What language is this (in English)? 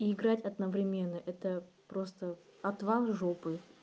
Russian